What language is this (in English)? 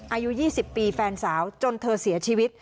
Thai